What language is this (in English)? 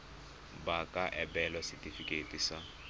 Tswana